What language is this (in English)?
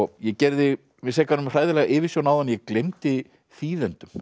Icelandic